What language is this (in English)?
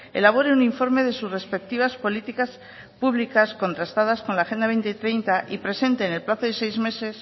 Spanish